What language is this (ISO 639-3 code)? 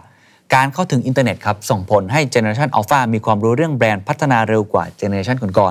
tha